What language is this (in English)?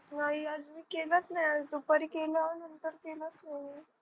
Marathi